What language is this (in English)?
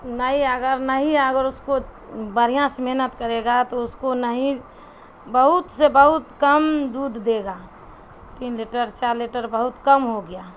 Urdu